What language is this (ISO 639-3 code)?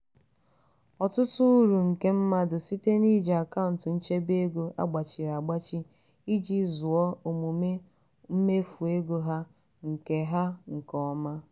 ibo